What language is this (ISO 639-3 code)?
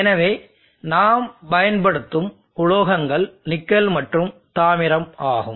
tam